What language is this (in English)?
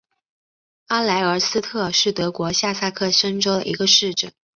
Chinese